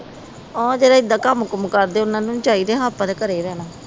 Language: Punjabi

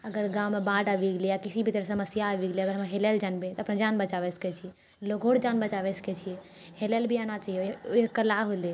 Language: Maithili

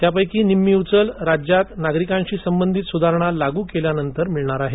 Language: Marathi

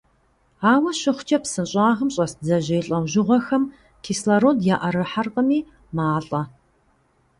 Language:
Kabardian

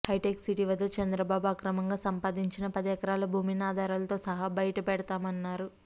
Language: Telugu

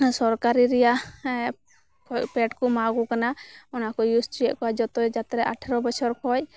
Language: Santali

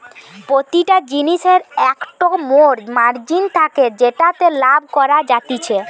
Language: Bangla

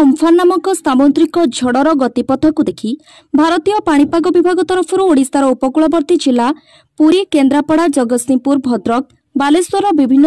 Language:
Romanian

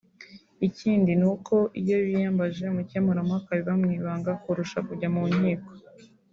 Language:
Kinyarwanda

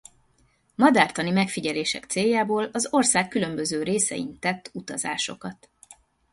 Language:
Hungarian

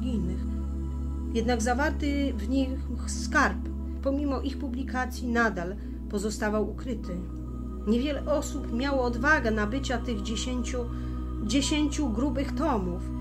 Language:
Polish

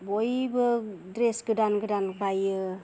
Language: Bodo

